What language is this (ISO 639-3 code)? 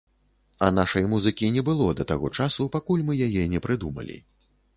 bel